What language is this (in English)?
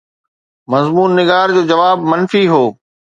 Sindhi